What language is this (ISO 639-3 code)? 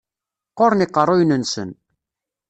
kab